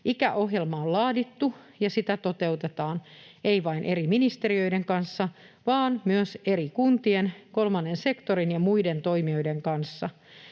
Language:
Finnish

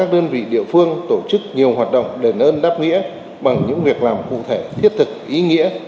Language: Vietnamese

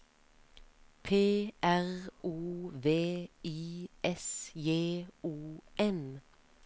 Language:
Norwegian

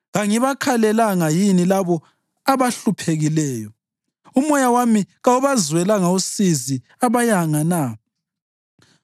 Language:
North Ndebele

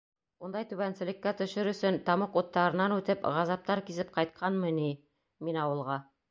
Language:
Bashkir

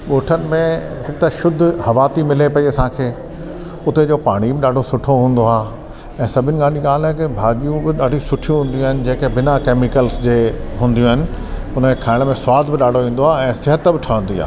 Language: Sindhi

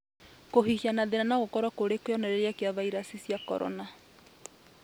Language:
Kikuyu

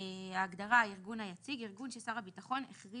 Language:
Hebrew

